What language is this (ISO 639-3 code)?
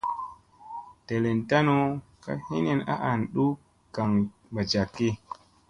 mse